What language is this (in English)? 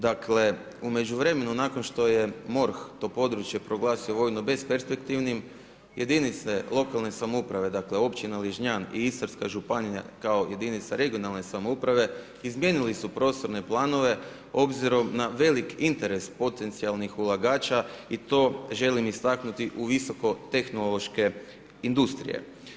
Croatian